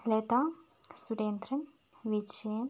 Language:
Malayalam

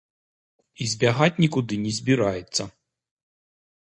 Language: Belarusian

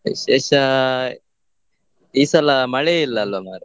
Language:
Kannada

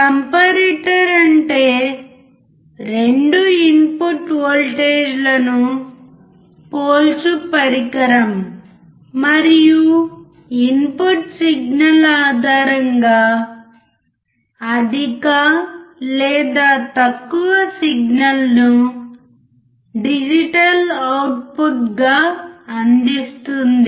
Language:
Telugu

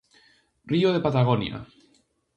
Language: Galician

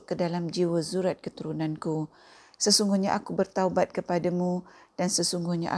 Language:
Malay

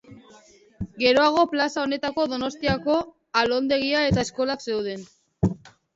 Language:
Basque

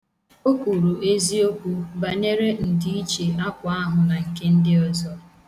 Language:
Igbo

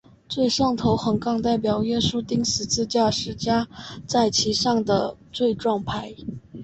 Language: Chinese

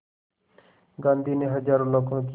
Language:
Hindi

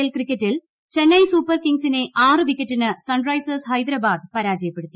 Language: Malayalam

